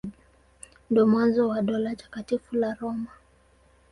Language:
Swahili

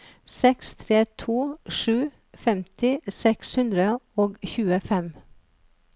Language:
Norwegian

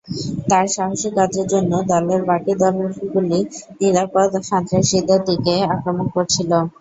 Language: Bangla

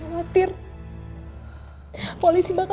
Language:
Indonesian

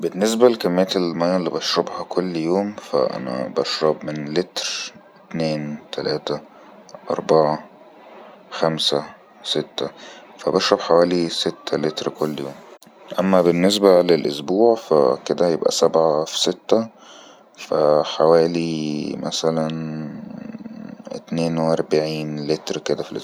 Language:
Egyptian Arabic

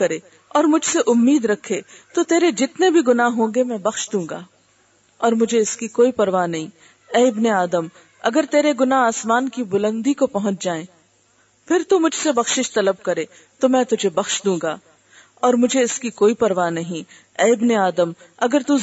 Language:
Urdu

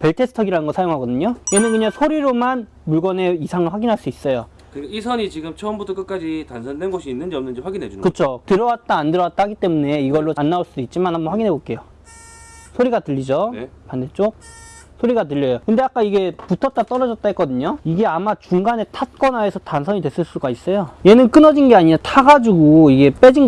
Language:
Korean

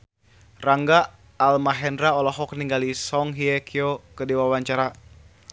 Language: Sundanese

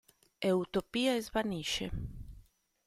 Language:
Italian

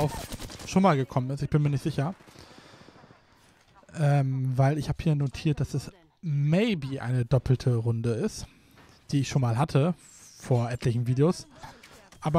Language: German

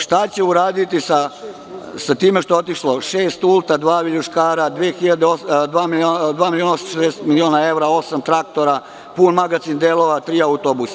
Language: Serbian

